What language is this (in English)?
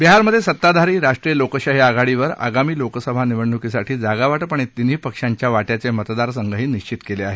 Marathi